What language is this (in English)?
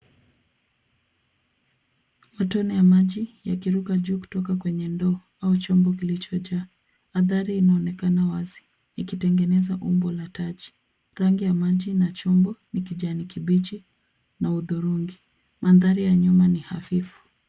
Swahili